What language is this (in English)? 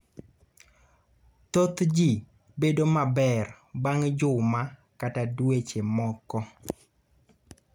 Luo (Kenya and Tanzania)